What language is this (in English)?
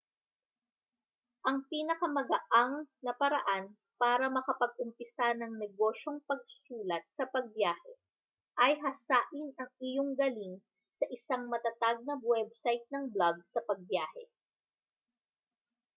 Filipino